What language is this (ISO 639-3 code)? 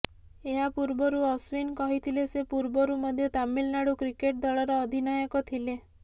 ori